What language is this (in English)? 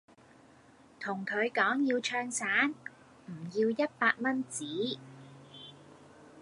Cantonese